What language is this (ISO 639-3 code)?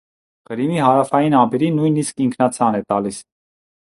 hye